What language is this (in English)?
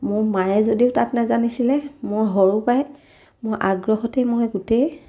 Assamese